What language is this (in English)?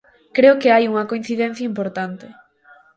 Galician